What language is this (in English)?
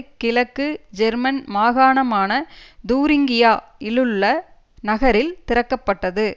Tamil